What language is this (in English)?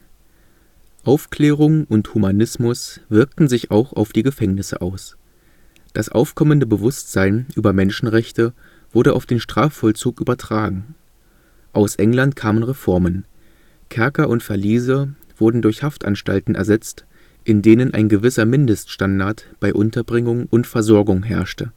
German